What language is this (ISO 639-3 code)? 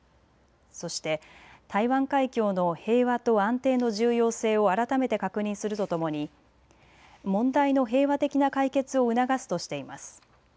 jpn